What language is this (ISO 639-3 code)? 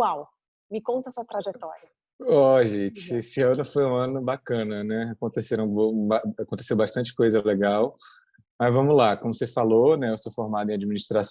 por